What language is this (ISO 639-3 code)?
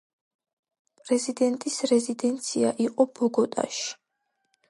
kat